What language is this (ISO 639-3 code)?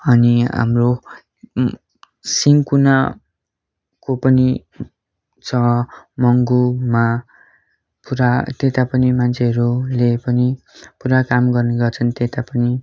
nep